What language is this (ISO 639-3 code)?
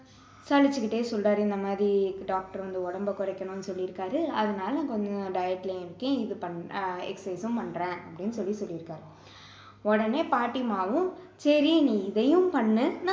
tam